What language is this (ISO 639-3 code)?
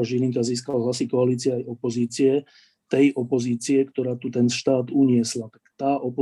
slk